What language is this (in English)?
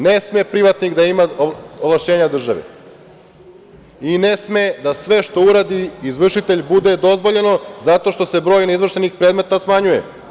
Serbian